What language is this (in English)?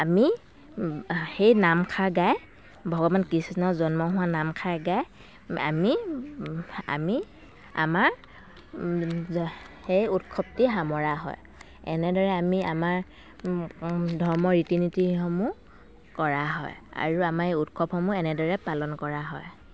Assamese